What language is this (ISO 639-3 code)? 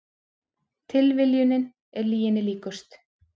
isl